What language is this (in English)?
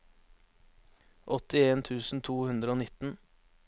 Norwegian